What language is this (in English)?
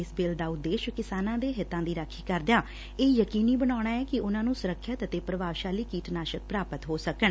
Punjabi